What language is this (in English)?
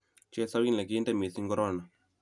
Kalenjin